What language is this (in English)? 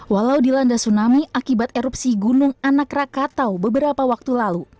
Indonesian